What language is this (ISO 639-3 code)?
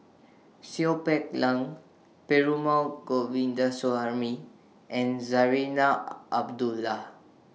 eng